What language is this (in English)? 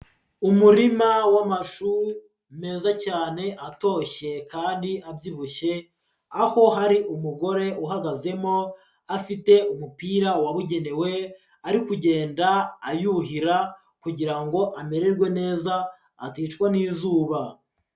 Kinyarwanda